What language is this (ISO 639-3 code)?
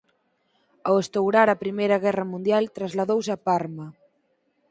glg